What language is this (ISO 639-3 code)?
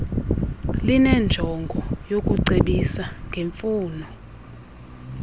xho